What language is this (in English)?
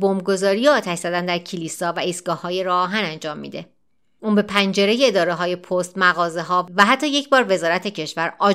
Persian